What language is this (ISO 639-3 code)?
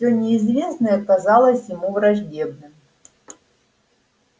rus